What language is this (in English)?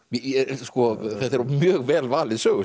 Icelandic